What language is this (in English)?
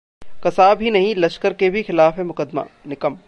Hindi